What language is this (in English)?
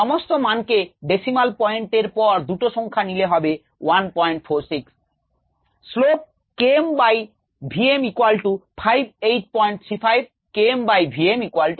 Bangla